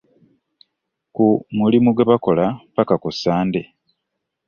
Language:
Ganda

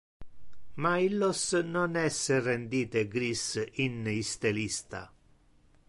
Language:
Interlingua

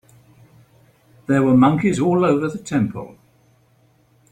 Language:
English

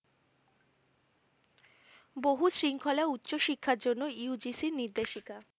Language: Bangla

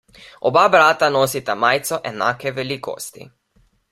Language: Slovenian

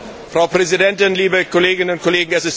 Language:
German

